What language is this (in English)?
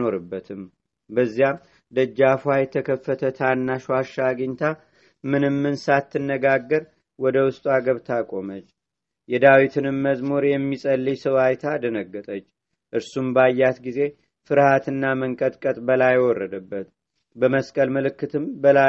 Amharic